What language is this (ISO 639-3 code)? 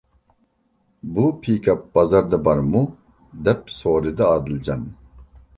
uig